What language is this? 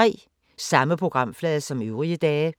Danish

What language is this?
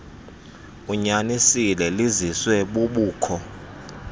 Xhosa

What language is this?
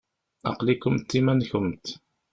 Kabyle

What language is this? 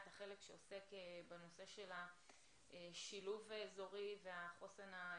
Hebrew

